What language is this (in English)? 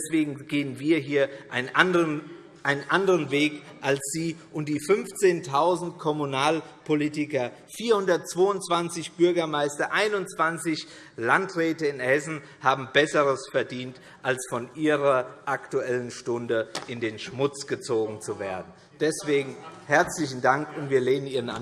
German